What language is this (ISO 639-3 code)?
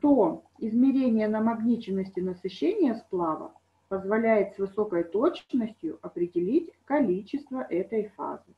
rus